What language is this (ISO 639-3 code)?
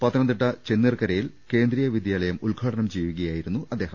mal